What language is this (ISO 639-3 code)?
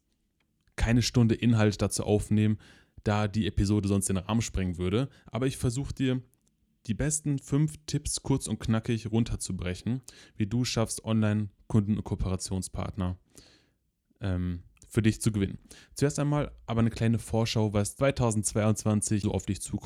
deu